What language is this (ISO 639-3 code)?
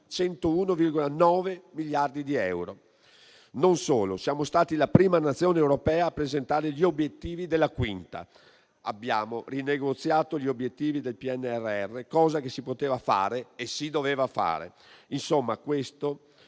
ita